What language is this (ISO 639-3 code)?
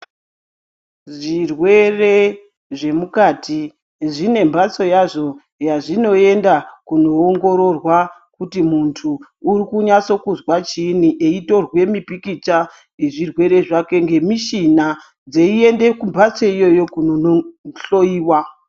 ndc